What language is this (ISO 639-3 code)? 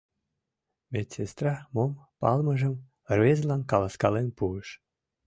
chm